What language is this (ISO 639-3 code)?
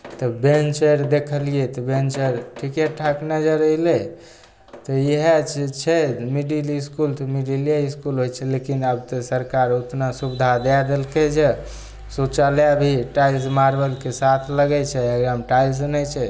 mai